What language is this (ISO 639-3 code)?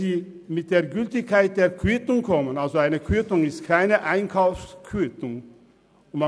gsw